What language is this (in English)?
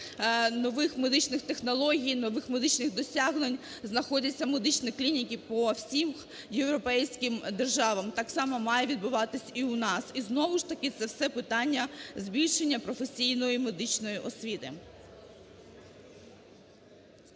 Ukrainian